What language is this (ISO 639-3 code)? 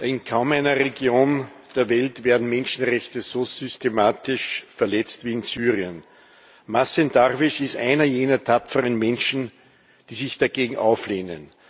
deu